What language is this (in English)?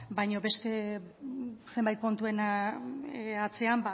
Basque